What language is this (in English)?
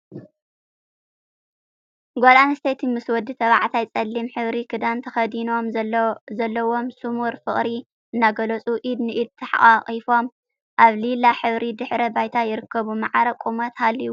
Tigrinya